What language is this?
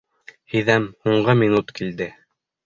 Bashkir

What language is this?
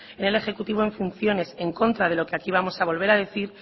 Spanish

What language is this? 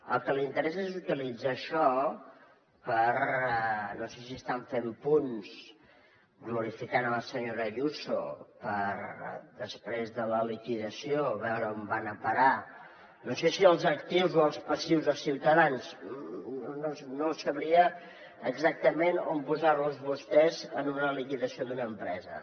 Catalan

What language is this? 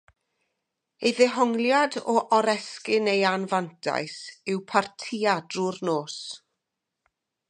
Welsh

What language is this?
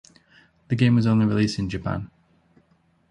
English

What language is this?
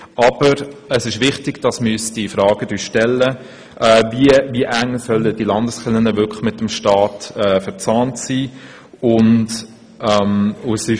Swiss German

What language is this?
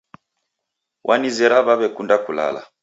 Taita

